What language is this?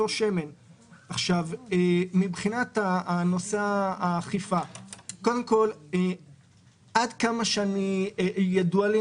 Hebrew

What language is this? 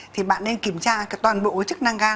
Vietnamese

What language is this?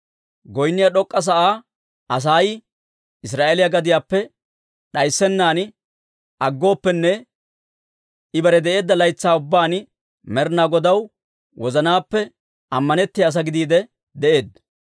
Dawro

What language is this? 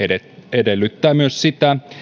Finnish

